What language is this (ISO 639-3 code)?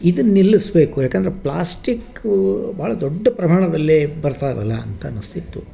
kan